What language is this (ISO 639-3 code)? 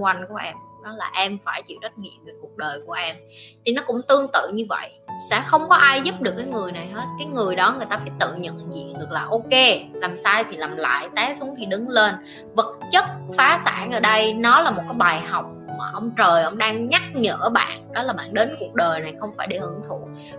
vie